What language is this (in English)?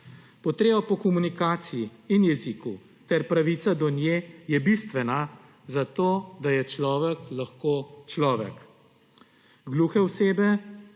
Slovenian